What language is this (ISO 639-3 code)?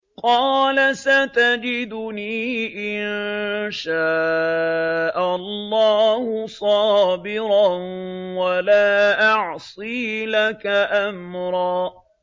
ara